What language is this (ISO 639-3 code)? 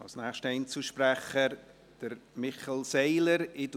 gsw